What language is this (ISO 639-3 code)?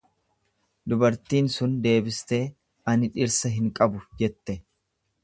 orm